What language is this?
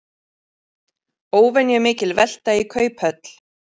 Icelandic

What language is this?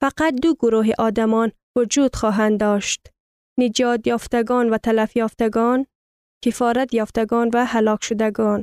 Persian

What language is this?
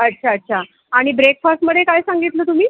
Marathi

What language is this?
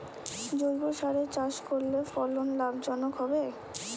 Bangla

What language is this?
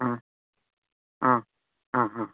Konkani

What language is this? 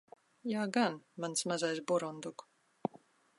Latvian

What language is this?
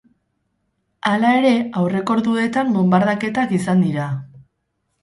Basque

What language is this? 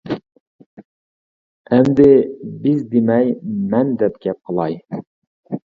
Uyghur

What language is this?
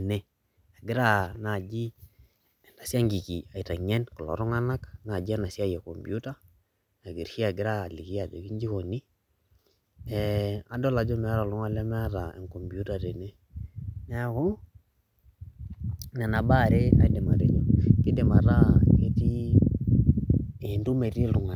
Masai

